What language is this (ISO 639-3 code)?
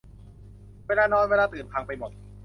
tha